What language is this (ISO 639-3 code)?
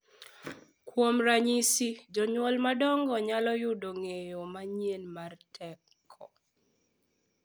luo